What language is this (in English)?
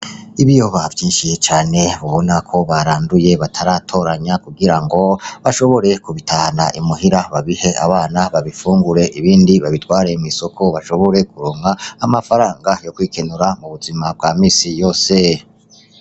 Rundi